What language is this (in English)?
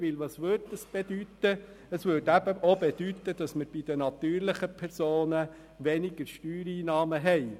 Swiss German